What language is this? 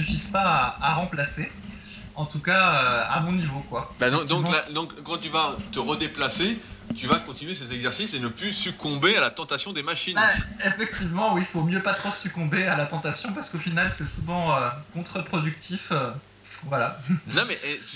French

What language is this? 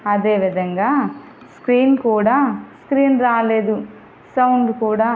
Telugu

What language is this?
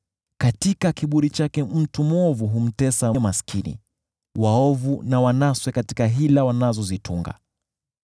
Swahili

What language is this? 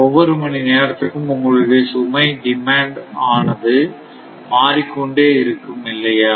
Tamil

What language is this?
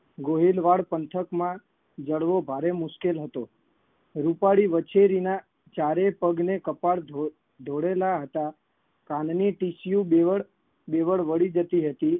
Gujarati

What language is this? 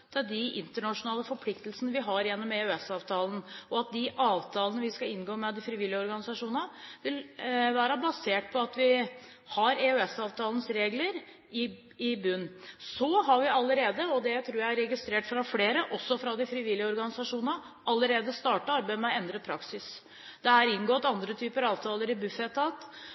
Norwegian Bokmål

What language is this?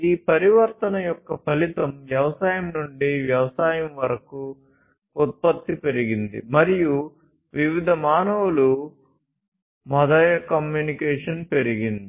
Telugu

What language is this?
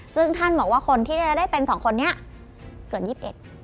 Thai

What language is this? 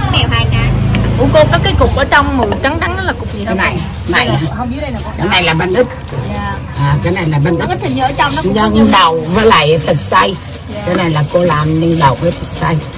Vietnamese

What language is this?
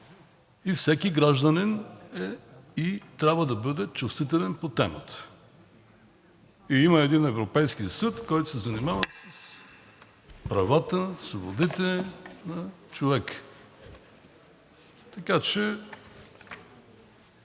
Bulgarian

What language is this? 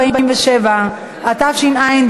Hebrew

